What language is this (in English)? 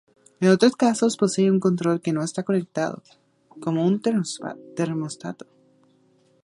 Spanish